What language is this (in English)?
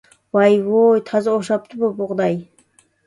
Uyghur